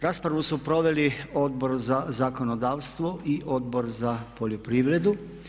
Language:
Croatian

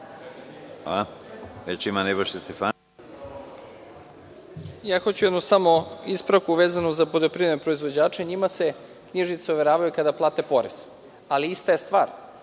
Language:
Serbian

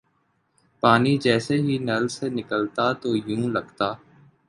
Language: Urdu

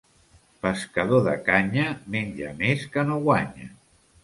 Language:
Catalan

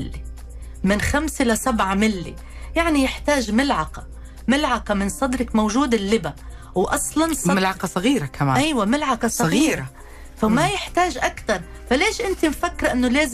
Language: Arabic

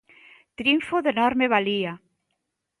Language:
Galician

